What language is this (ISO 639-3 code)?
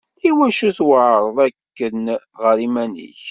kab